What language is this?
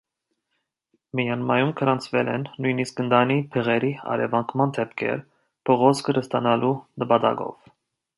Armenian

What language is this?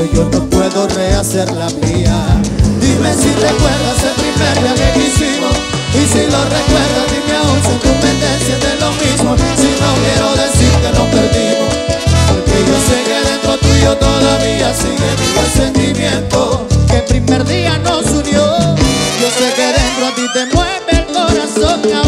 Spanish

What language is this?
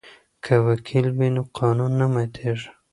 Pashto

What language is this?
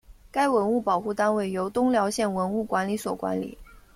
Chinese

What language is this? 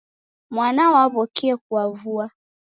Taita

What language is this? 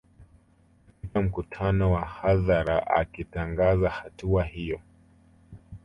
Swahili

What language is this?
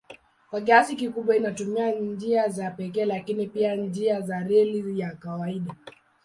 Swahili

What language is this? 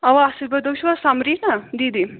Kashmiri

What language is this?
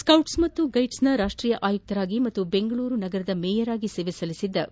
Kannada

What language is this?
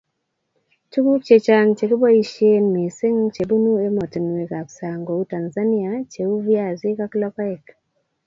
Kalenjin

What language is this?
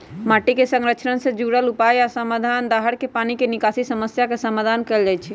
Magahi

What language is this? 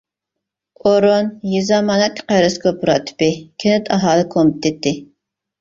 Uyghur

